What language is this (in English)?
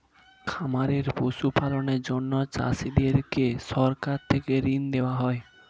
Bangla